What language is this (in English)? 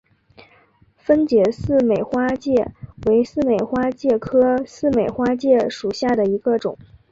Chinese